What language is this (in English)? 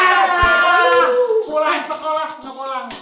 Indonesian